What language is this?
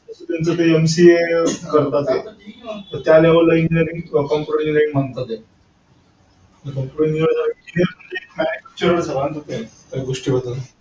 Marathi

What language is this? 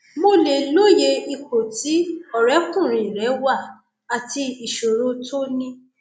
Yoruba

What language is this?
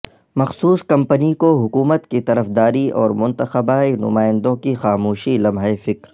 Urdu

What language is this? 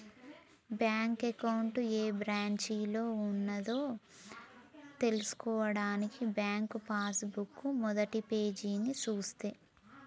Telugu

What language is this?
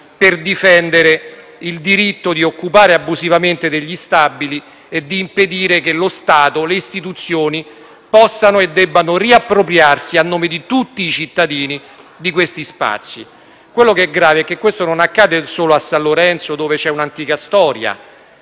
Italian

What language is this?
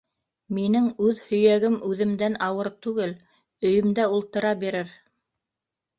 Bashkir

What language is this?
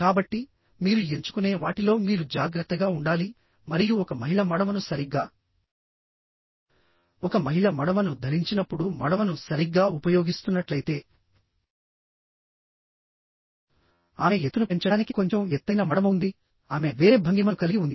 Telugu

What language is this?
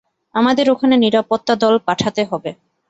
Bangla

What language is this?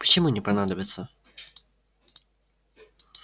Russian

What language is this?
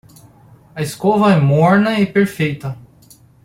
Portuguese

